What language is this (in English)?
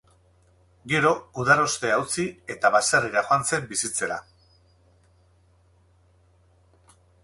Basque